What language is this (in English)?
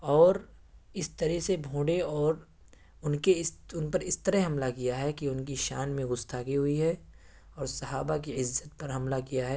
Urdu